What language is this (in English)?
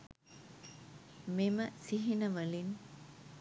Sinhala